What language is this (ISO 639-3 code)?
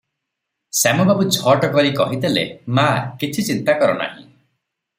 ori